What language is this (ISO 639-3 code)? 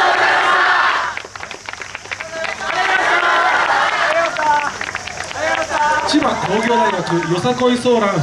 jpn